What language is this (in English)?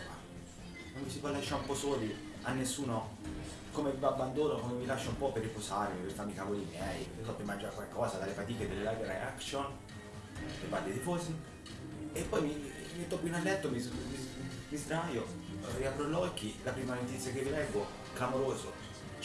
Italian